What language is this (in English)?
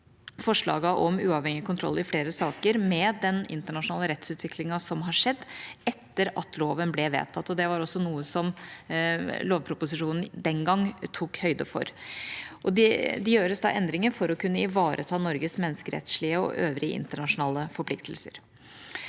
Norwegian